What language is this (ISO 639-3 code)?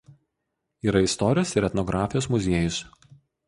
lit